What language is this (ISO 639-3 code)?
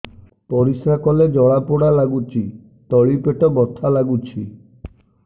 ori